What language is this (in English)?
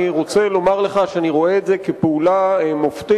Hebrew